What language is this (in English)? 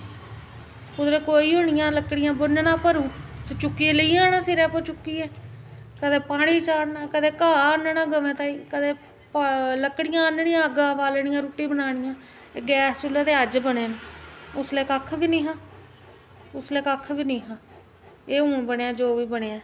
Dogri